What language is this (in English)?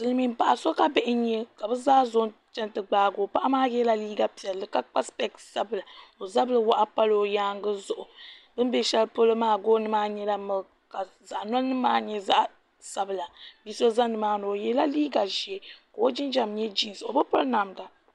Dagbani